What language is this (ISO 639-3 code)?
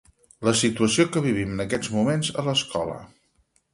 cat